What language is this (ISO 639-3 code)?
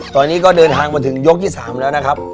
tha